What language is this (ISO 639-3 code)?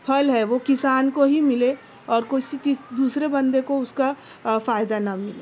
urd